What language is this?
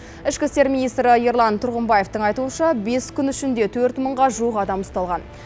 Kazakh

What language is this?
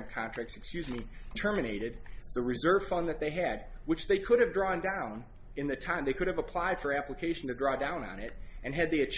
English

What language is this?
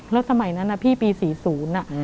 Thai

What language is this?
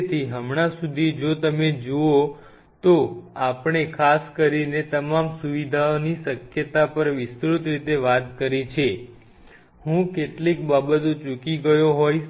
Gujarati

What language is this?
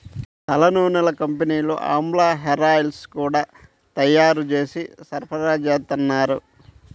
Telugu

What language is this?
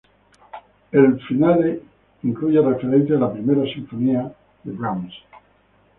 Spanish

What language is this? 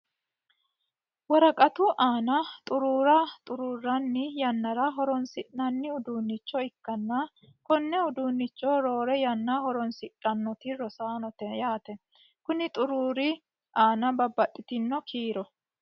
Sidamo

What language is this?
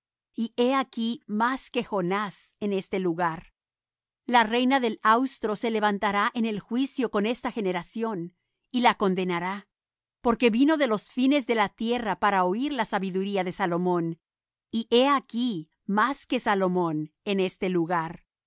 Spanish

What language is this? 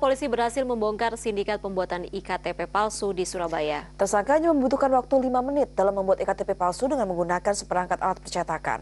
Indonesian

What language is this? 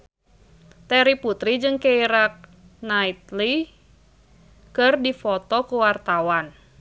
Sundanese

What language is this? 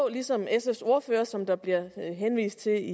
Danish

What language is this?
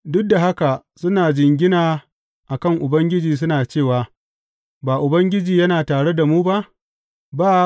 Hausa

